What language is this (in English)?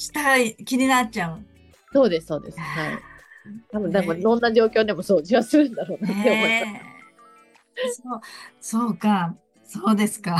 Japanese